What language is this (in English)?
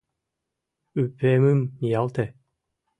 Mari